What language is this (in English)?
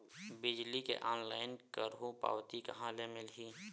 Chhattisgarhi